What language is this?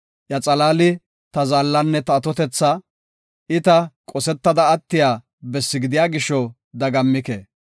Gofa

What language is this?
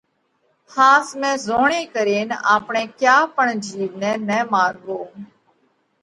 Parkari Koli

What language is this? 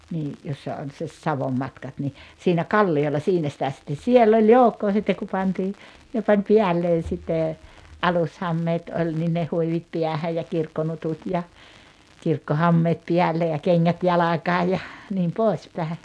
Finnish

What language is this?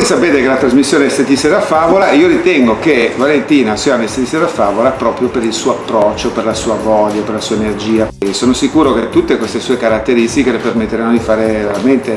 Italian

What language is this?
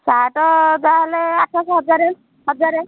Odia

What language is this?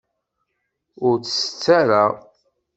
Kabyle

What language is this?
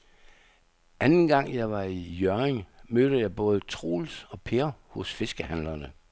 Danish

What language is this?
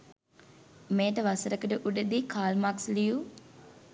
Sinhala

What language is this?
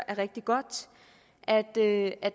Danish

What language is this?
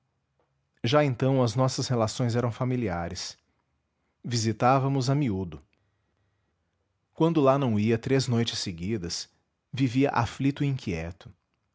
Portuguese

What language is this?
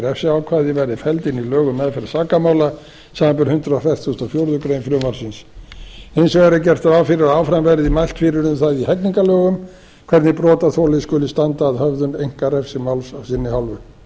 Icelandic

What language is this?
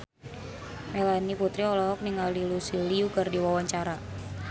Sundanese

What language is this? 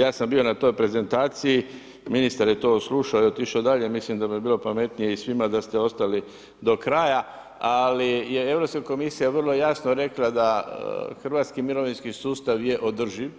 Croatian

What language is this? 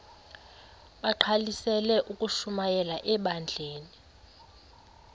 Xhosa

